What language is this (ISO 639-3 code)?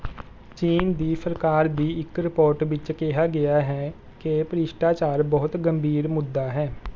pan